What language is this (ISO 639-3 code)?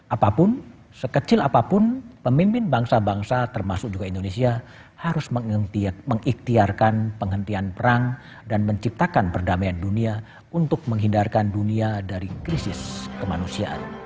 ind